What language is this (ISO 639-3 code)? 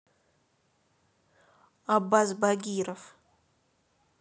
rus